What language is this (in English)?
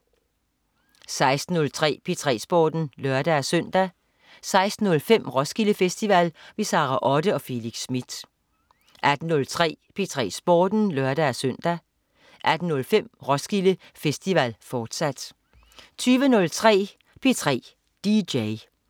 Danish